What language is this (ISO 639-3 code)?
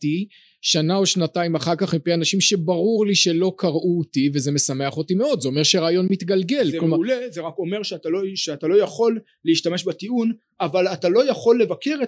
heb